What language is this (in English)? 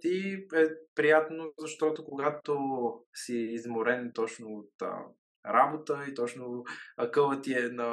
Bulgarian